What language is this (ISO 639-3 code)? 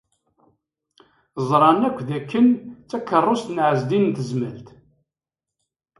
kab